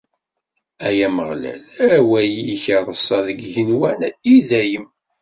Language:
Kabyle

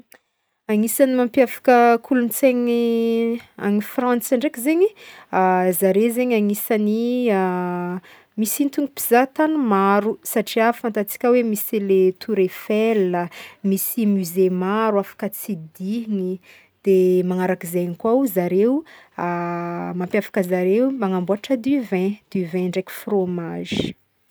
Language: Northern Betsimisaraka Malagasy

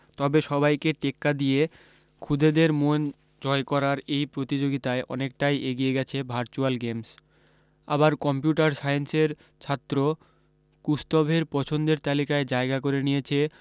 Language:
Bangla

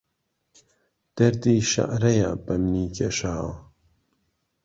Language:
Central Kurdish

